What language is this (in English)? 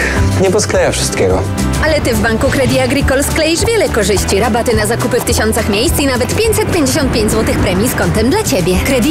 Polish